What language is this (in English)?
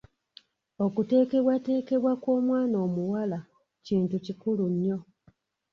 Ganda